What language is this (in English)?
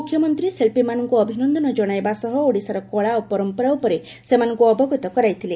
Odia